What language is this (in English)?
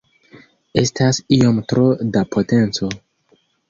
Esperanto